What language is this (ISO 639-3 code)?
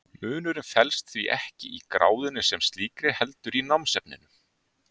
isl